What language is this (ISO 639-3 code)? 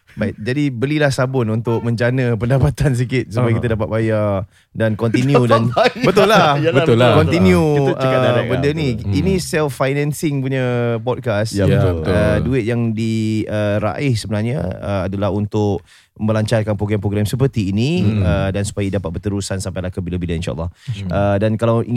msa